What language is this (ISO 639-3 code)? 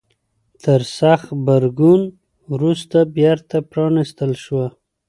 pus